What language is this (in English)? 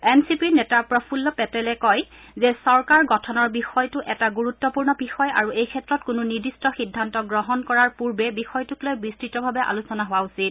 Assamese